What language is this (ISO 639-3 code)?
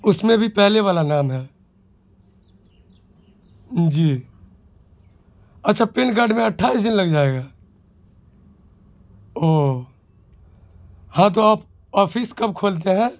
urd